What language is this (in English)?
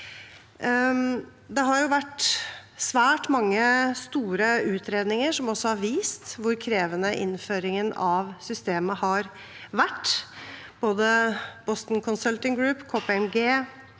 Norwegian